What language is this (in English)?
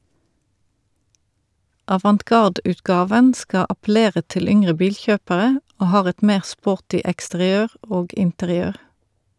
Norwegian